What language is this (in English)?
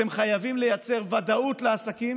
Hebrew